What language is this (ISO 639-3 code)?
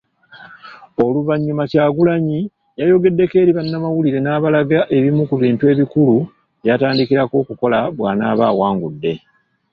lug